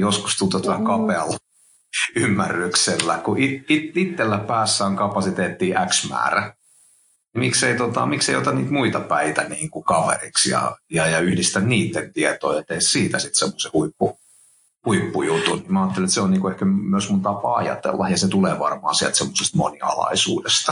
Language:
Finnish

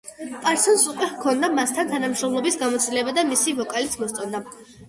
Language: Georgian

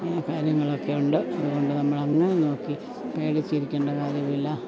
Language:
Malayalam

